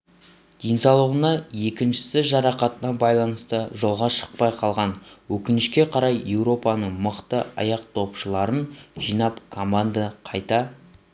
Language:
Kazakh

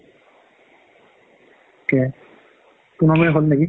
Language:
Assamese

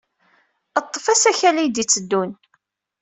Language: Kabyle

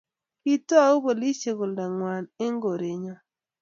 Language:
Kalenjin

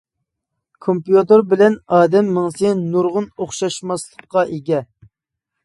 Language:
Uyghur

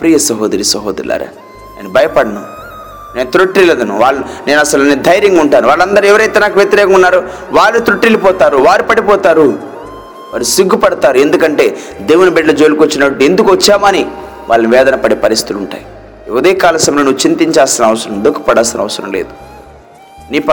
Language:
Telugu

